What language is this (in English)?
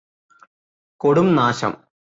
Malayalam